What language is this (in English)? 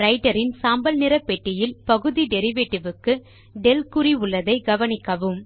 Tamil